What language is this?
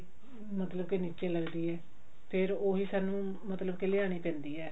Punjabi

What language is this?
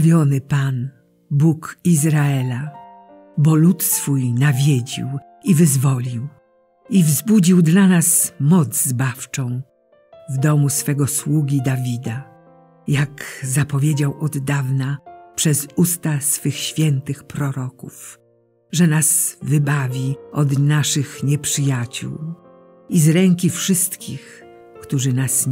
Polish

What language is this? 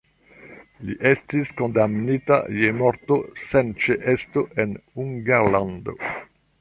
Esperanto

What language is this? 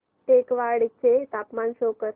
Marathi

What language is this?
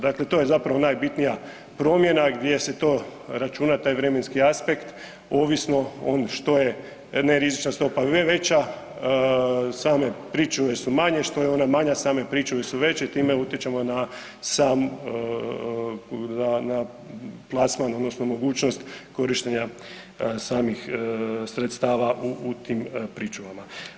Croatian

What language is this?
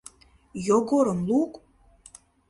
Mari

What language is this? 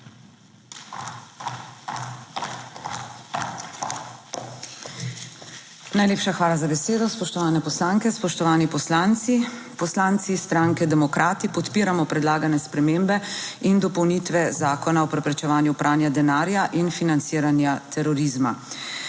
Slovenian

